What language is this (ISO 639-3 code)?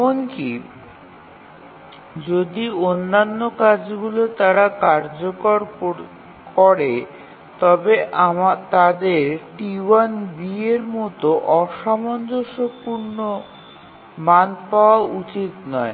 ben